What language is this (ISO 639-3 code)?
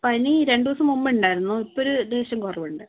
mal